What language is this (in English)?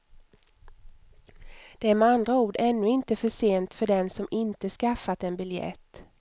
Swedish